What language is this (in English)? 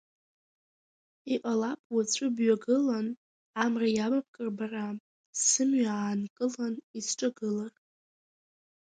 Abkhazian